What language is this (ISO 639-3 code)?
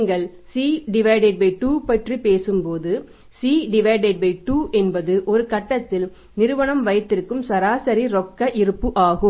tam